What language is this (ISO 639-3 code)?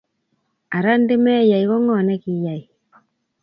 kln